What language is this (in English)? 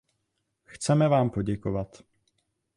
Czech